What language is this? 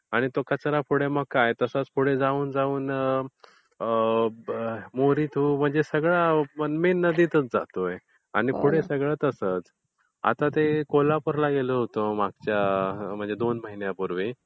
Marathi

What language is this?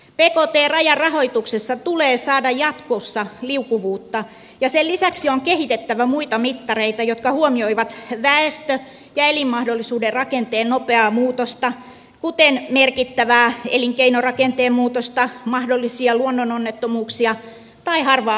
Finnish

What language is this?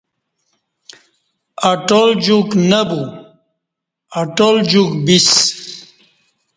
Kati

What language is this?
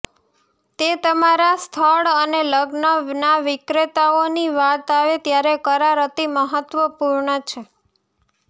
Gujarati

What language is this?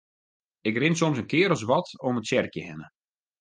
Western Frisian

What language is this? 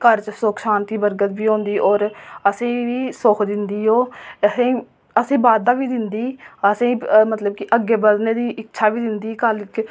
Dogri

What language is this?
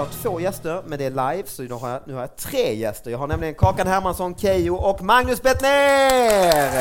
Swedish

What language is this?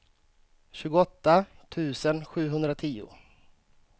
Swedish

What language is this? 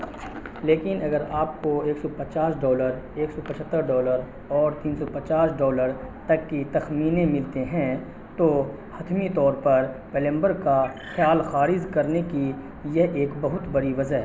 Urdu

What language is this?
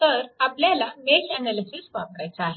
Marathi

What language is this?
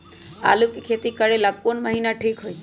Magahi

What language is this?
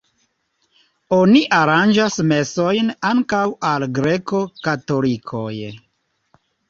Esperanto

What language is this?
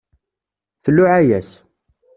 Kabyle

